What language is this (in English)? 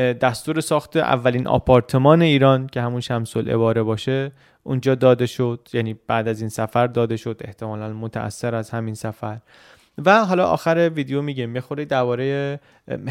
Persian